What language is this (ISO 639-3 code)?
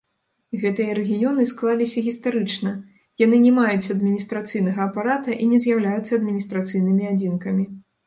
bel